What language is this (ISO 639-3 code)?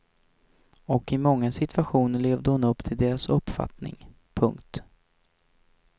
swe